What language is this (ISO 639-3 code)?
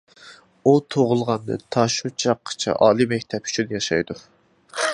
uig